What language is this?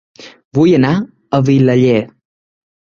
Catalan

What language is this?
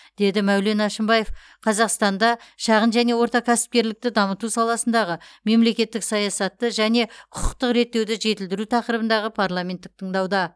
Kazakh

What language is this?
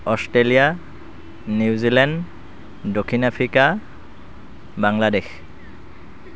Assamese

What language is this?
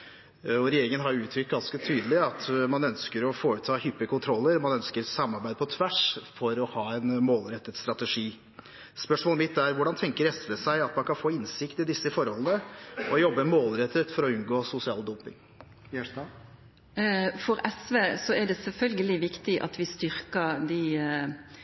Norwegian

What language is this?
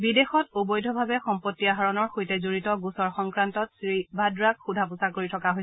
Assamese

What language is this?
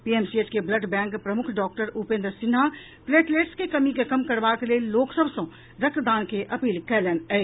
Maithili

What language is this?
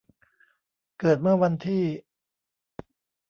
Thai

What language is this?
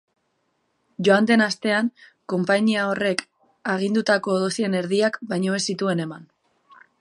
Basque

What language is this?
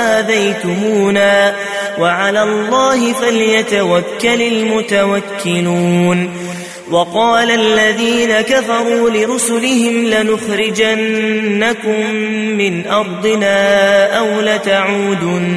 Arabic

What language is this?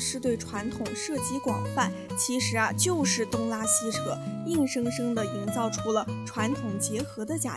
Chinese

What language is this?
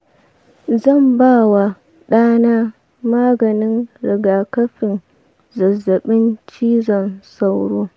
Hausa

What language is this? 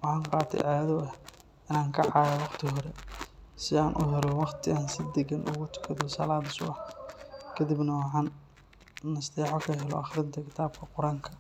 Somali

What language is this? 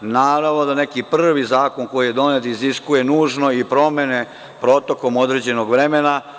Serbian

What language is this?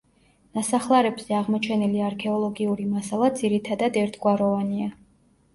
Georgian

